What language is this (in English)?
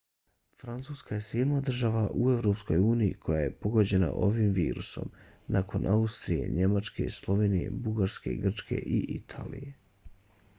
Bosnian